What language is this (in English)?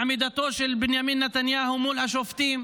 Hebrew